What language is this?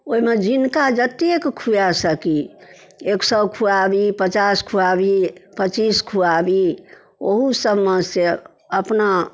Maithili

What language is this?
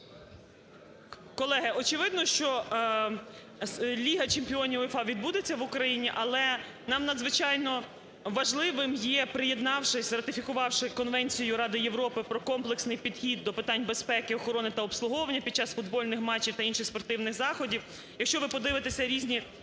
Ukrainian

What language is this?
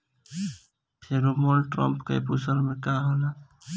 Bhojpuri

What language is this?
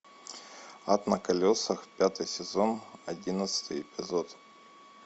Russian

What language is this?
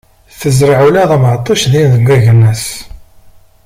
Kabyle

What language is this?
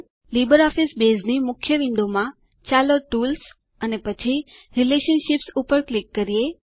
Gujarati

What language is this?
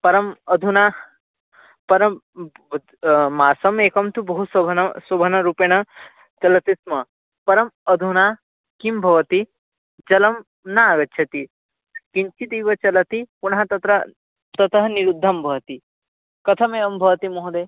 Sanskrit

